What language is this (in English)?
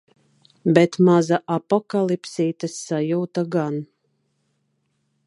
Latvian